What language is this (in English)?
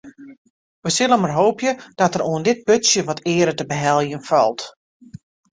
Western Frisian